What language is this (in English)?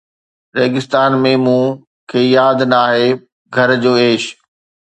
Sindhi